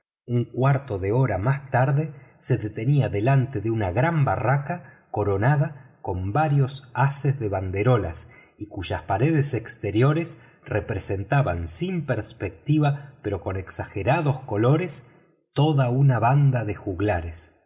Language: Spanish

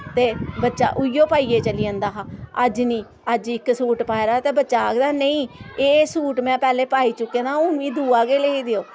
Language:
Dogri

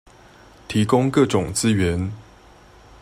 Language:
Chinese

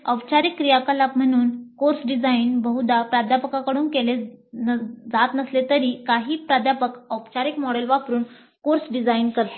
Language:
Marathi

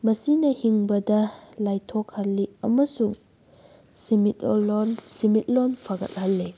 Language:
Manipuri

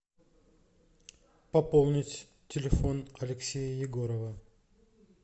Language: Russian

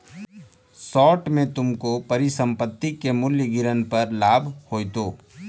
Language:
Magahi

